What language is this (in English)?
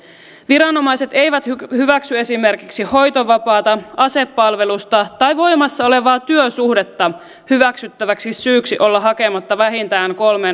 Finnish